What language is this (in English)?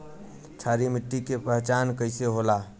Bhojpuri